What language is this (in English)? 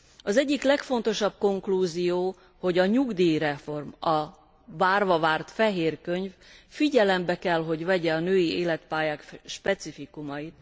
Hungarian